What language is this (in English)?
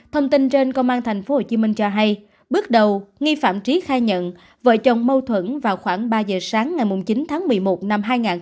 Vietnamese